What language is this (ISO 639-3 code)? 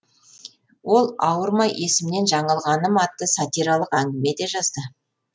kaz